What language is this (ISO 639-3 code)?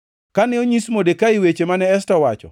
luo